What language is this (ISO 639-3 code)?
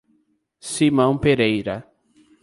por